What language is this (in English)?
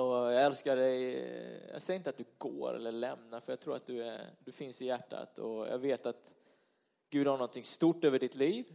Swedish